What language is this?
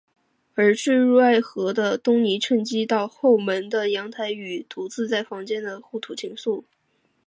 Chinese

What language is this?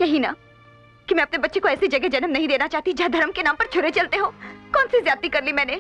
Hindi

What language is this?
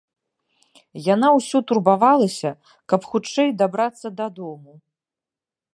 Belarusian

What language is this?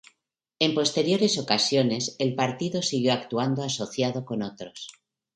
Spanish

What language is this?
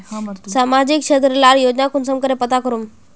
Magahi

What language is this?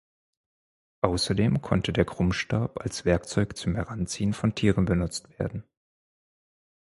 German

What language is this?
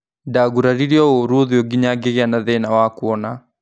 Kikuyu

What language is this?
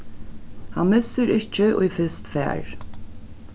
Faroese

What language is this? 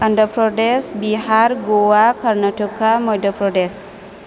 Bodo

